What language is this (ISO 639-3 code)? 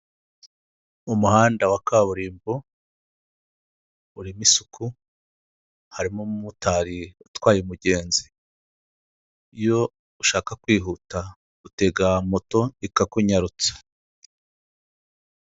kin